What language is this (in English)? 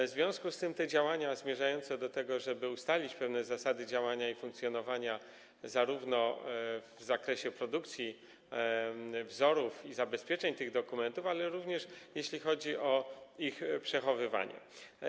Polish